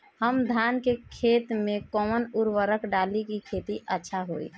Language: Bhojpuri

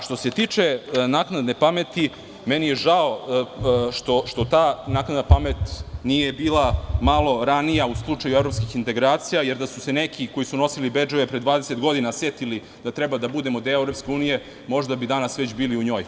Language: Serbian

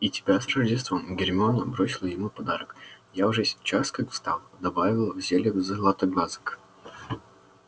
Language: Russian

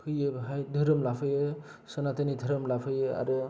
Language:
Bodo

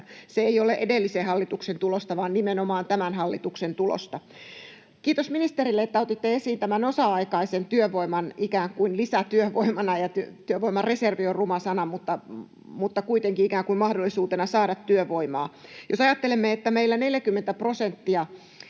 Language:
Finnish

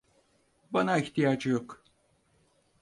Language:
Turkish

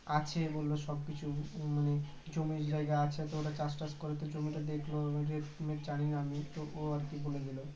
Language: Bangla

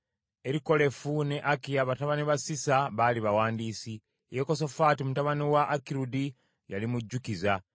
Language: Ganda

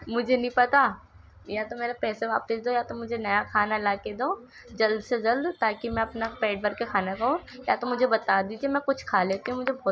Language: Urdu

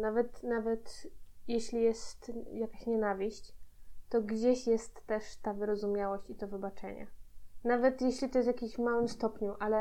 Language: Polish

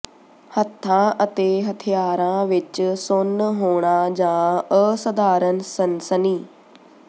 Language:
Punjabi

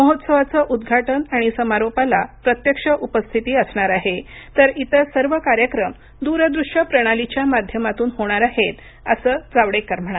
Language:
Marathi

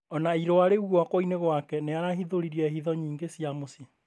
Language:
Kikuyu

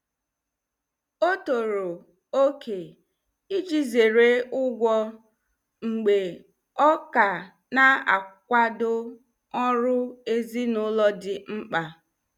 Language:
Igbo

